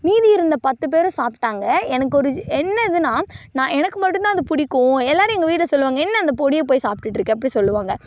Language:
Tamil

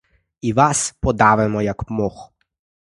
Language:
Ukrainian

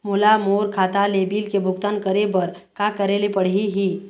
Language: Chhattisgarhi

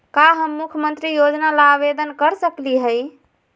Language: Magahi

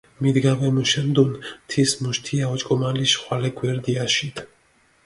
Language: Mingrelian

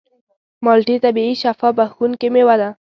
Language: Pashto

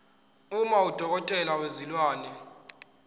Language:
Zulu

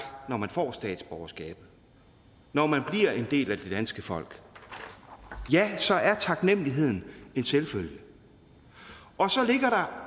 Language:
Danish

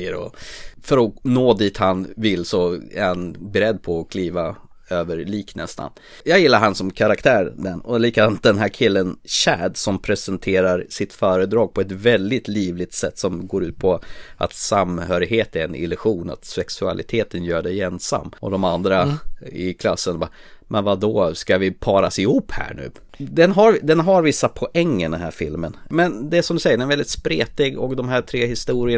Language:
Swedish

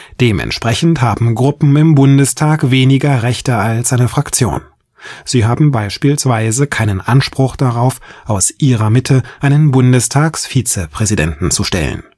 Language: German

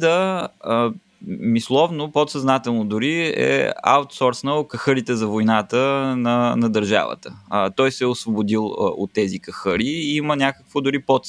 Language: Bulgarian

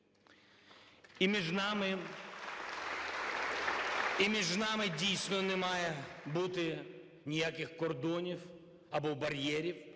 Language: Ukrainian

